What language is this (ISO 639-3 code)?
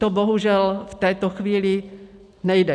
ces